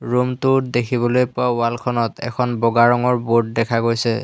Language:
Assamese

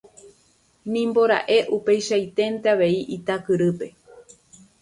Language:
Guarani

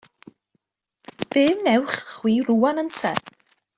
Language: Welsh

